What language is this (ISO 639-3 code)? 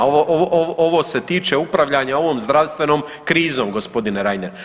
hrv